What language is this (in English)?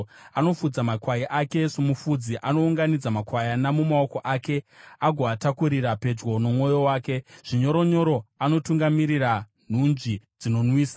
Shona